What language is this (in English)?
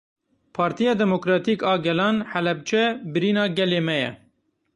Kurdish